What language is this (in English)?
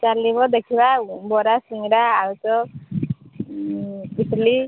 Odia